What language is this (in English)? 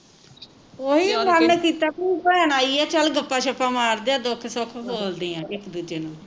Punjabi